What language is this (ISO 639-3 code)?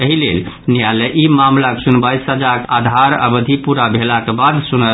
mai